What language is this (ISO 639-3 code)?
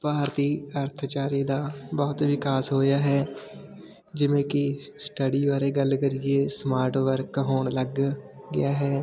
pan